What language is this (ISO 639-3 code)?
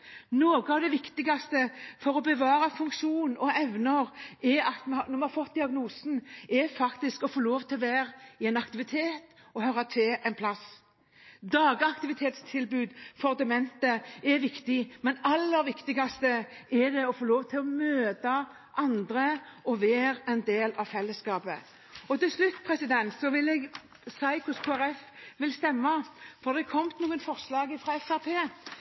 nob